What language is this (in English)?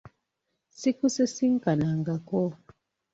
Ganda